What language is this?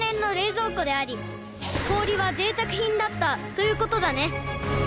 Japanese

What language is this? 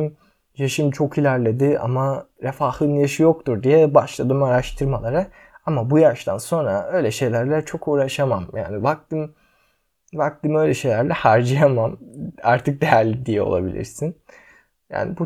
Turkish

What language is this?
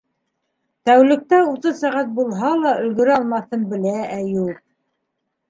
Bashkir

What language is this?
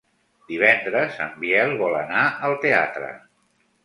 Catalan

